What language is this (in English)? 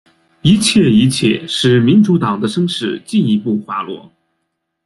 Chinese